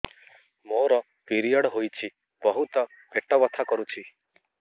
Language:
Odia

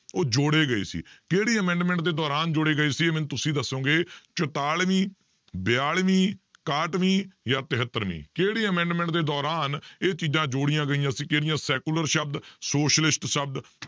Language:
Punjabi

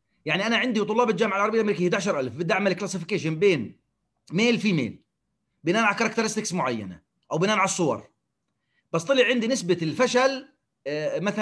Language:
Arabic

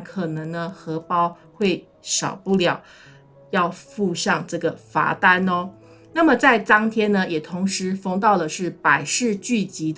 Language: Chinese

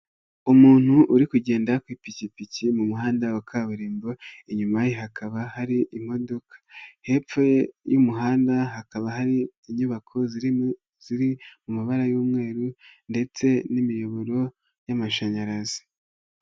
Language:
Kinyarwanda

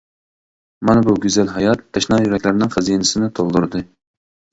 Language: Uyghur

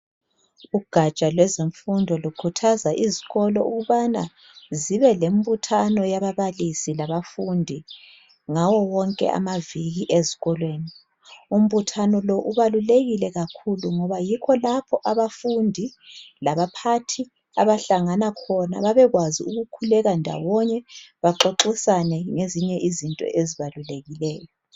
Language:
North Ndebele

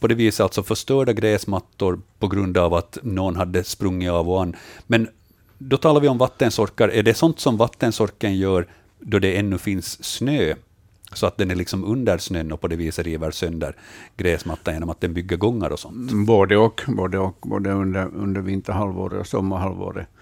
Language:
Swedish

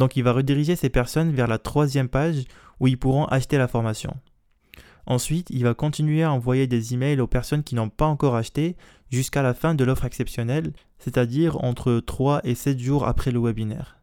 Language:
French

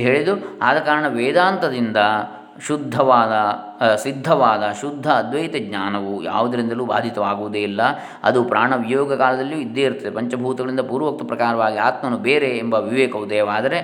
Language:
Kannada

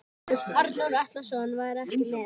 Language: Icelandic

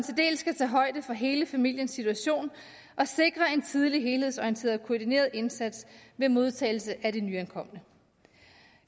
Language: Danish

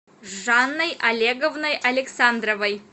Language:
Russian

